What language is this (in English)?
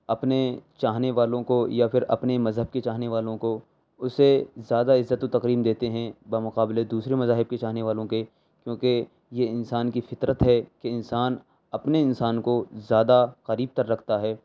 Urdu